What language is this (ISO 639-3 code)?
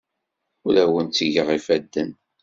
kab